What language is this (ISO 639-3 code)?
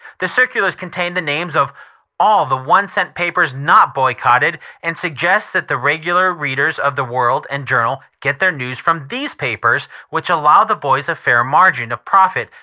eng